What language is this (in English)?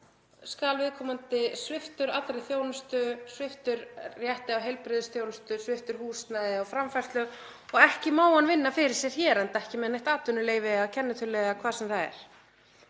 Icelandic